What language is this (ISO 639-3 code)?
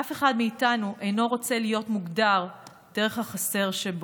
heb